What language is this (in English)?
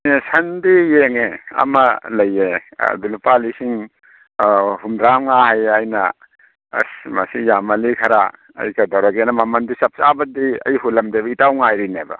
Manipuri